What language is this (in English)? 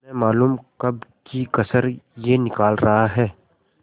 Hindi